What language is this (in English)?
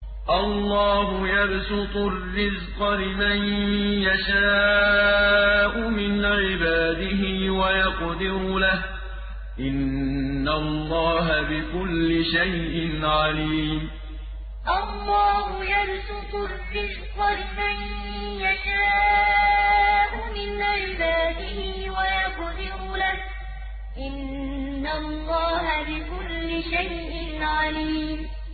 Arabic